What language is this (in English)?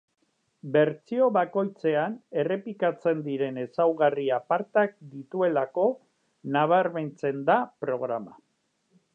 Basque